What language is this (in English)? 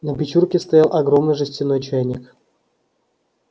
Russian